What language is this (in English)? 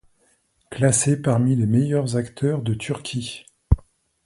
French